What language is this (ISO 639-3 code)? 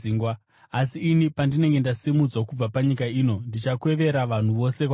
sna